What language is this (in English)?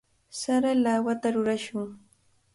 Cajatambo North Lima Quechua